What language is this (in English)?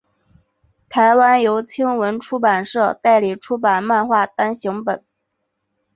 Chinese